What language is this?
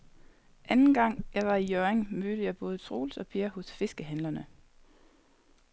Danish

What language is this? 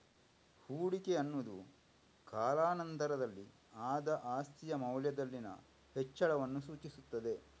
Kannada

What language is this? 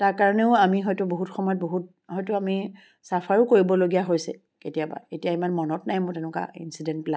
Assamese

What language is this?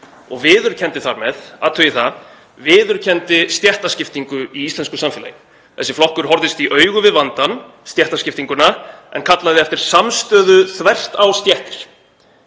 Icelandic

